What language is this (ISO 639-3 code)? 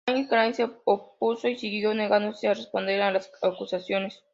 spa